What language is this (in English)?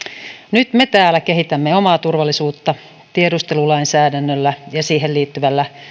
Finnish